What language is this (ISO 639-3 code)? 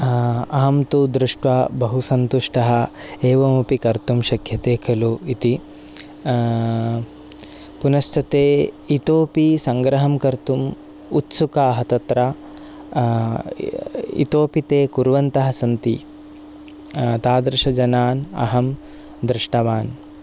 san